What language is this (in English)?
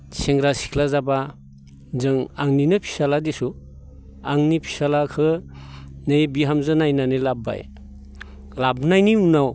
Bodo